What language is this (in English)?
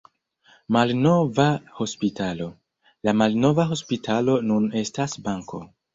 Esperanto